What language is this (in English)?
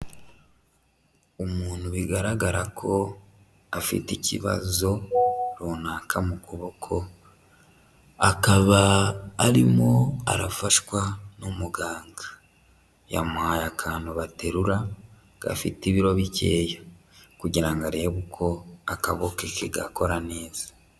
Kinyarwanda